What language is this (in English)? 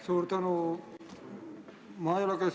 Estonian